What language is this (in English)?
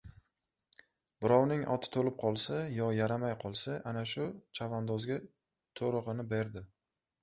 Uzbek